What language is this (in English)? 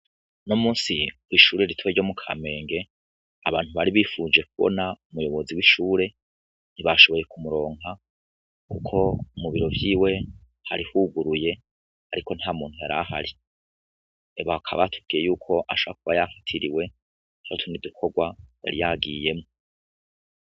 Rundi